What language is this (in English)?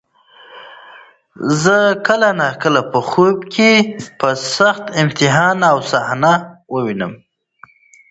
Pashto